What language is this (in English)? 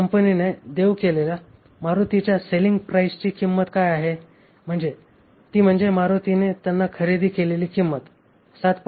Marathi